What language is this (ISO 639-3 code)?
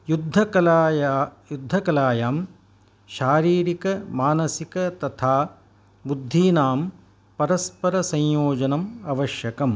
san